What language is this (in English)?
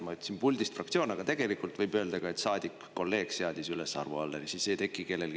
Estonian